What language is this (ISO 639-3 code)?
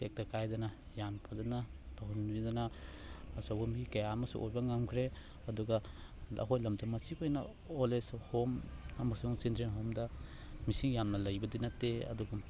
mni